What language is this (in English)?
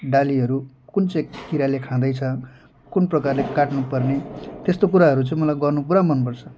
Nepali